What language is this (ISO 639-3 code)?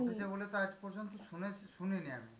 ben